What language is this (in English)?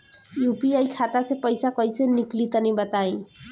Bhojpuri